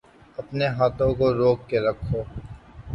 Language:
Urdu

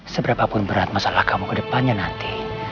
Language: Indonesian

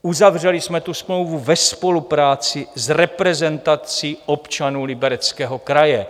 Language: Czech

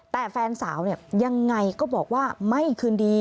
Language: Thai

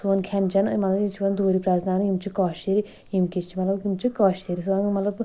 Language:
Kashmiri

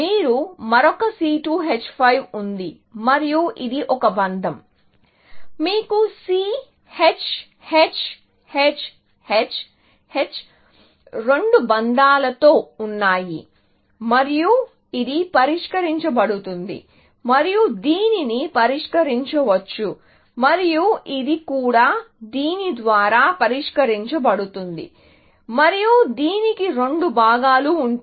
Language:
Telugu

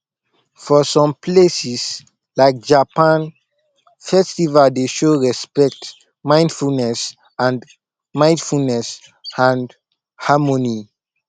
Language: Nigerian Pidgin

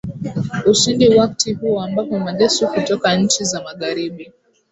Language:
Swahili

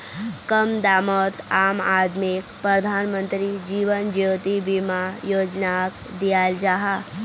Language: Magahi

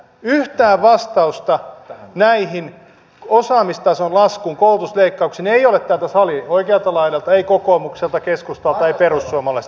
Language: Finnish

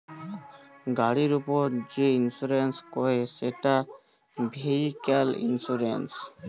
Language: Bangla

